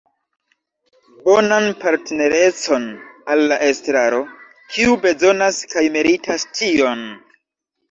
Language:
Esperanto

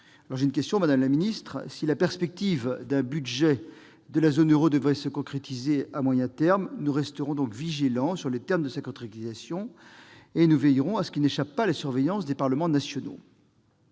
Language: French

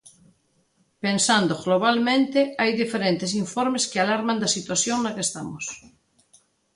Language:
Galician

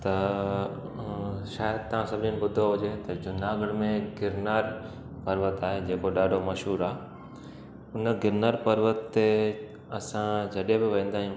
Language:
Sindhi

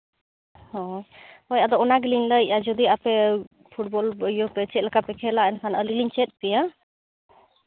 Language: Santali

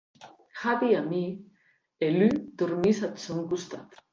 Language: Occitan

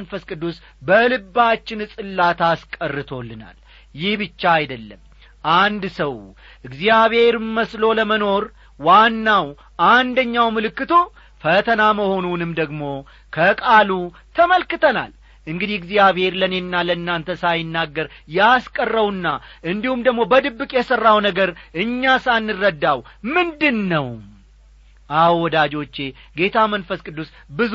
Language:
Amharic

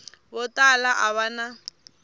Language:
Tsonga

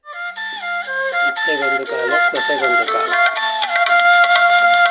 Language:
Kannada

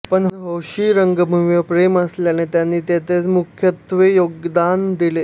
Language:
Marathi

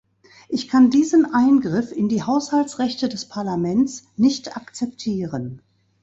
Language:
German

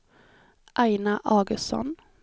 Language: Swedish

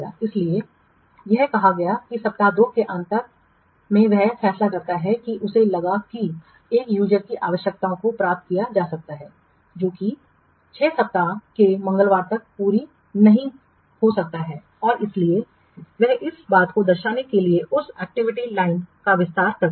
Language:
Hindi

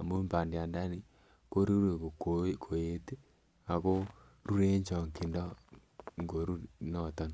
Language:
Kalenjin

